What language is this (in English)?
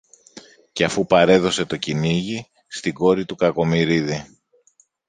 Greek